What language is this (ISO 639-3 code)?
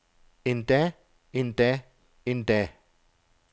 dan